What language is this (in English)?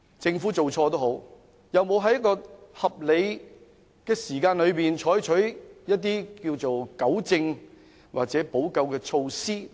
Cantonese